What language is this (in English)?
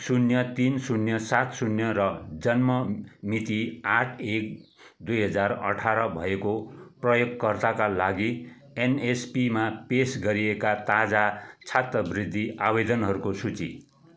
Nepali